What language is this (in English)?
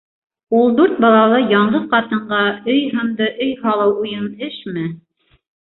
Bashkir